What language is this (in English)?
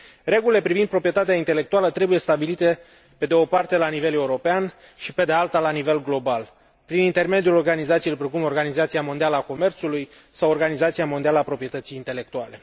Romanian